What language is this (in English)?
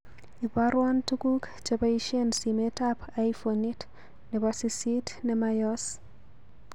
Kalenjin